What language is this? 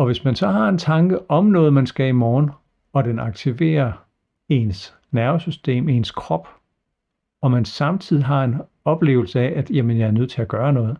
Danish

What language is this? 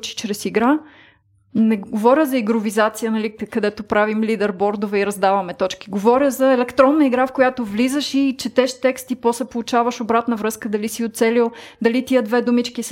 Bulgarian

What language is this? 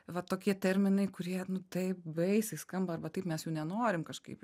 Lithuanian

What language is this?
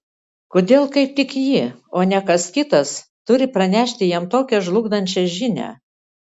Lithuanian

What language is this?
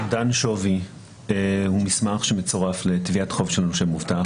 Hebrew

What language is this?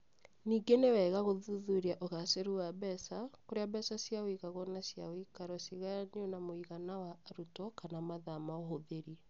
Kikuyu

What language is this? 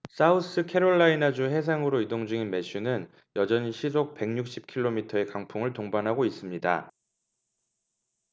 Korean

